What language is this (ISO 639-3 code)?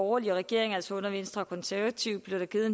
dan